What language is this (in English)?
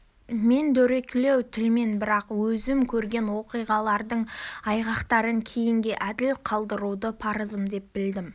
Kazakh